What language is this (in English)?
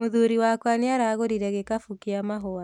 Kikuyu